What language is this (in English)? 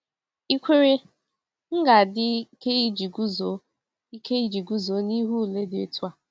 Igbo